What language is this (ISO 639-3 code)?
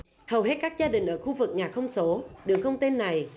vie